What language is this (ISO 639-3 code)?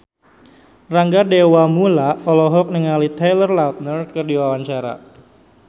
sun